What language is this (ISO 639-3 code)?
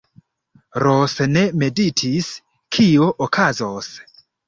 epo